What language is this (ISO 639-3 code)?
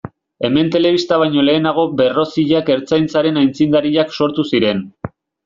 eus